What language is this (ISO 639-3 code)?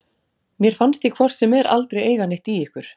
isl